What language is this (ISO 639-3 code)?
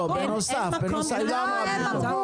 heb